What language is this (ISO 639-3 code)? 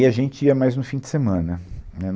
por